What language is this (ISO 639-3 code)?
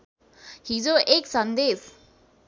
nep